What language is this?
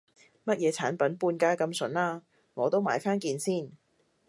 Cantonese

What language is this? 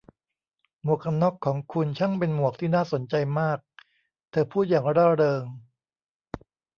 Thai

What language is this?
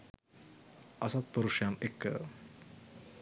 Sinhala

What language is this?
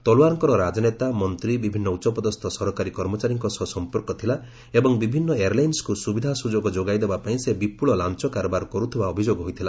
Odia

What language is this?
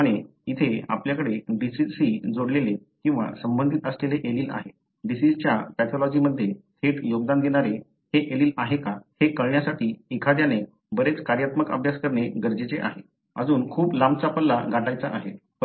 Marathi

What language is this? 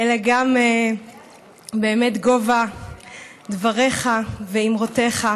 Hebrew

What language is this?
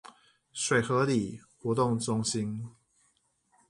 Chinese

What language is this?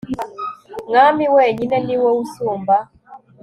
Kinyarwanda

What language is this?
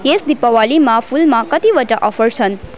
Nepali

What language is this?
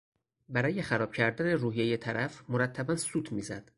Persian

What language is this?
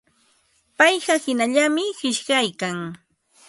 Ambo-Pasco Quechua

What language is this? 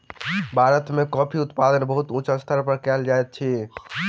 Maithili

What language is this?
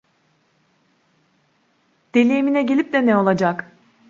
Turkish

